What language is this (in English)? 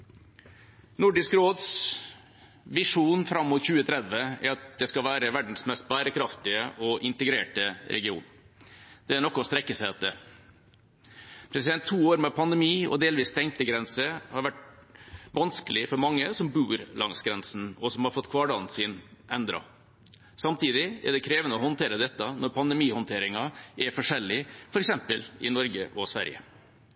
Norwegian Bokmål